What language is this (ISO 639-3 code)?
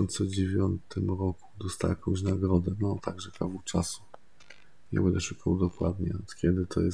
pol